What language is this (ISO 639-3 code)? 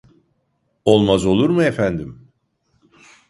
tur